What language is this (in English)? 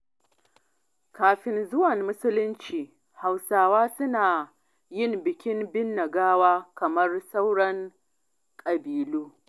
Hausa